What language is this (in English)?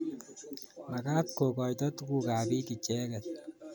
Kalenjin